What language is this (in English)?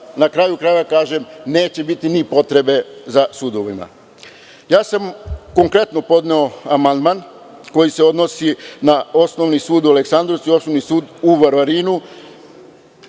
Serbian